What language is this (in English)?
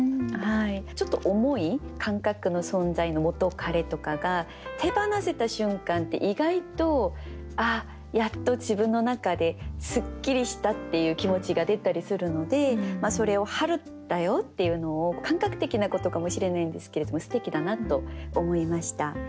Japanese